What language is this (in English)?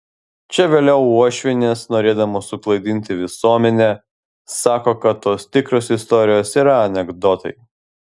Lithuanian